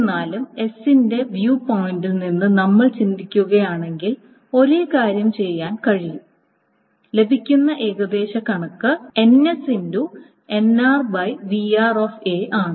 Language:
Malayalam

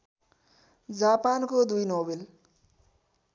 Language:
Nepali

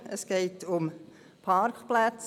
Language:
Swiss German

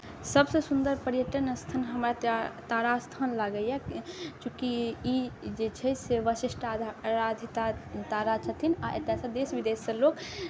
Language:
Maithili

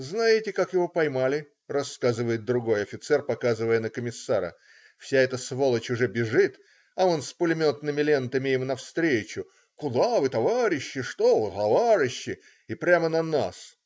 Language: Russian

